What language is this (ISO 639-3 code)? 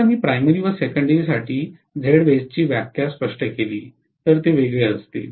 mar